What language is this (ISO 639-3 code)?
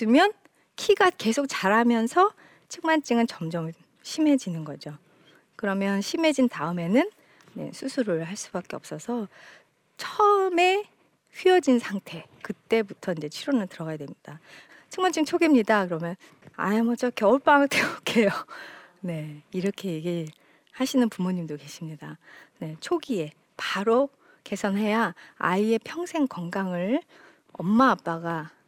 kor